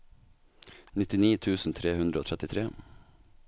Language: Norwegian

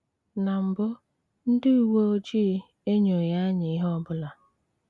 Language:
Igbo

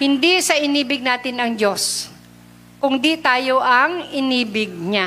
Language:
Filipino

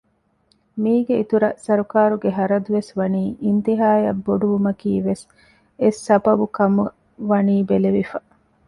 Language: Divehi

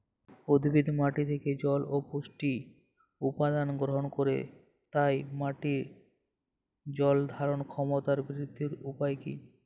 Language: Bangla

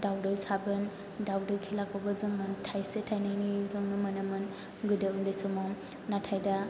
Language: Bodo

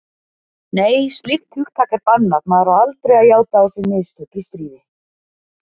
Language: Icelandic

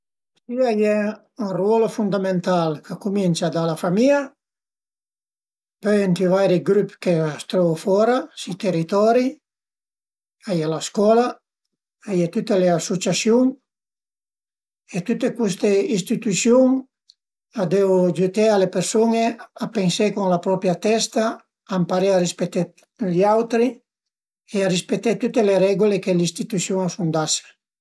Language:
Piedmontese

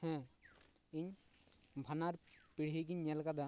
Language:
Santali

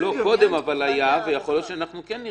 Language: Hebrew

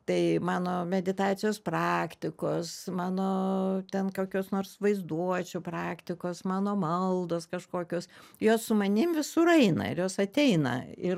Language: Lithuanian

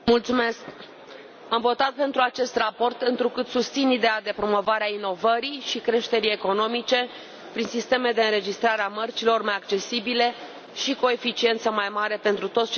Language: Romanian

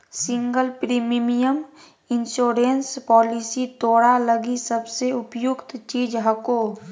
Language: Magahi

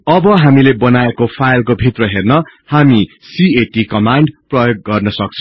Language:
Nepali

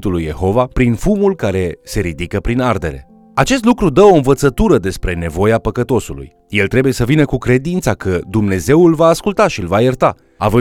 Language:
Romanian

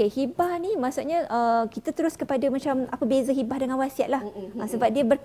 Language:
Malay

